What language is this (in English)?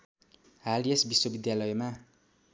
Nepali